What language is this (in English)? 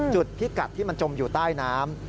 Thai